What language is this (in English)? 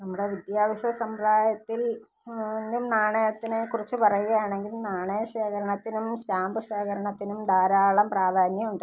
Malayalam